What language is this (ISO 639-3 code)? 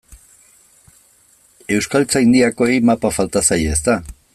eus